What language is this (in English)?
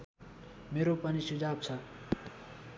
Nepali